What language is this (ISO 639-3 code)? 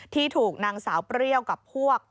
tha